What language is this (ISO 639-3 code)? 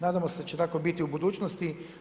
hrv